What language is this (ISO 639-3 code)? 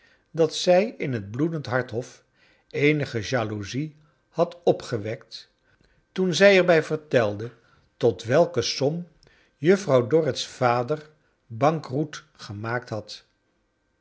nld